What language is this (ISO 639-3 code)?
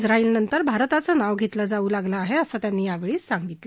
mar